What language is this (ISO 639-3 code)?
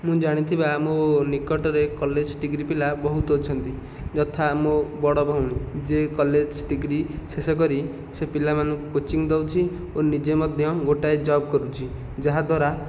ori